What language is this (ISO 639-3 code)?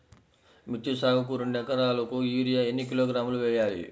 tel